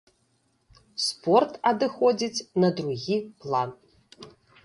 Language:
Belarusian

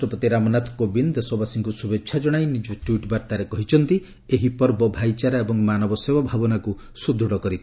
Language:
Odia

